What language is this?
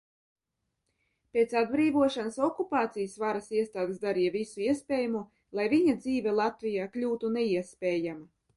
Latvian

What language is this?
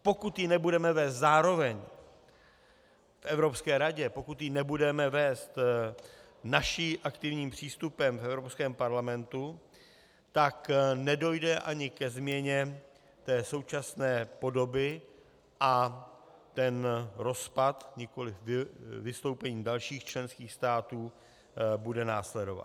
Czech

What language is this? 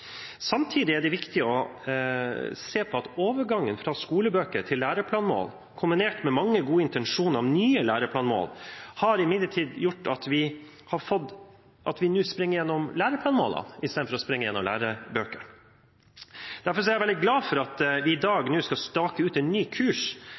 Norwegian Bokmål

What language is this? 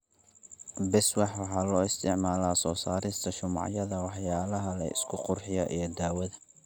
Somali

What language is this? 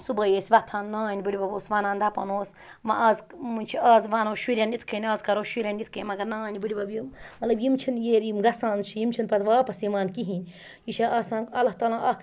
Kashmiri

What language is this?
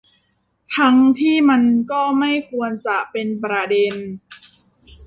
Thai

